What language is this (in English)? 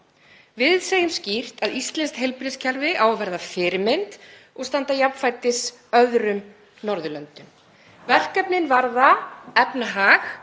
Icelandic